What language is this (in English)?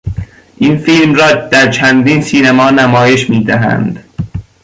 Persian